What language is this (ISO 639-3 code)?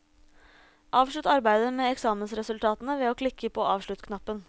nor